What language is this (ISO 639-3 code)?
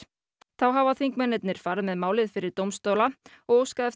isl